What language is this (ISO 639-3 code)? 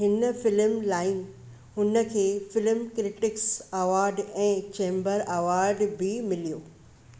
snd